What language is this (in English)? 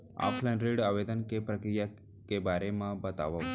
Chhattisgarhi